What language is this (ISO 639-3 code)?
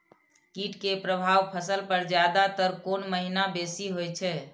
mai